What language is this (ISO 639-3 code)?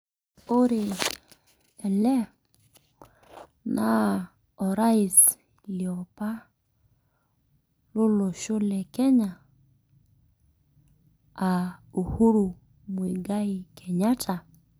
mas